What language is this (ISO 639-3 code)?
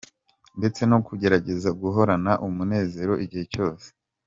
kin